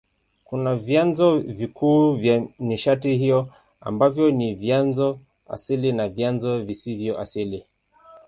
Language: Swahili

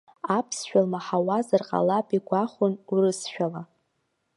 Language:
Abkhazian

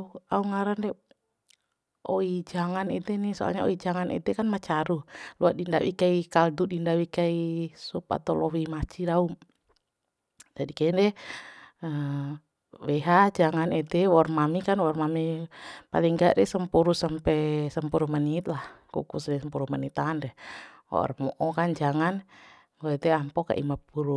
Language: Bima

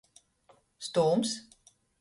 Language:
Latgalian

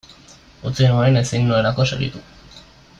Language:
Basque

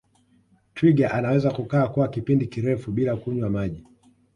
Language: Swahili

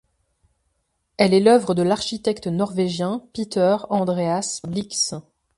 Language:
French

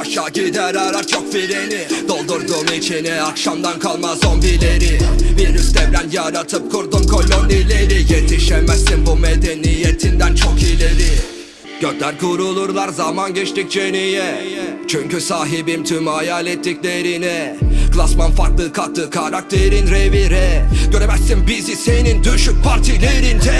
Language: Turkish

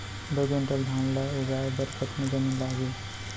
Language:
Chhattisgarhi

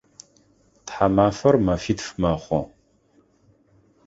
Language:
Adyghe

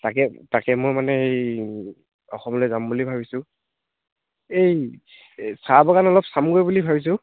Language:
Assamese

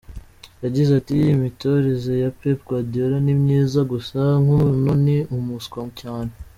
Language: Kinyarwanda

